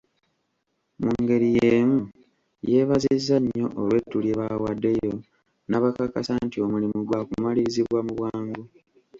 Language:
Ganda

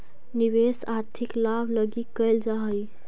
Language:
Magahi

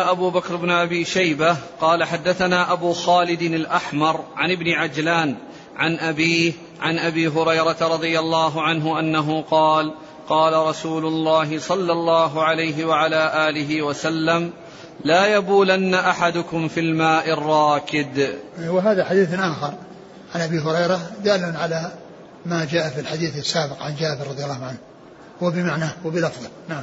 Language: Arabic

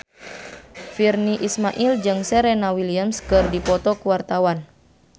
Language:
Sundanese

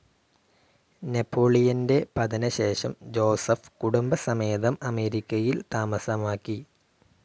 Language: Malayalam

